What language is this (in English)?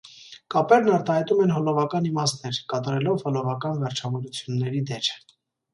Armenian